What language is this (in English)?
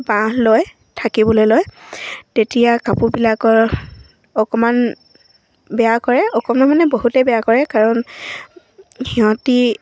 Assamese